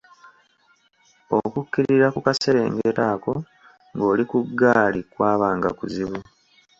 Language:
Ganda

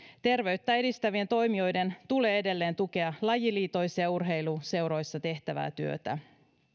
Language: Finnish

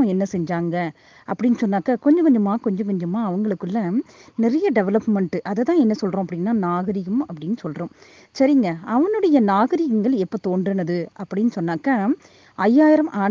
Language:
Tamil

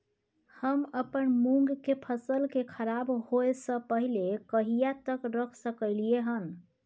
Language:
Maithili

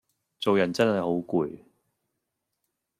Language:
Cantonese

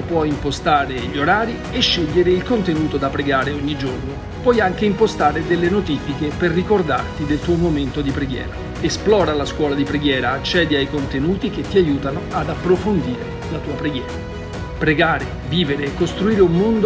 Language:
Italian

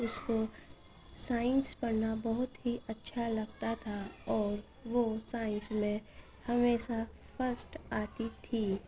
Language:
Urdu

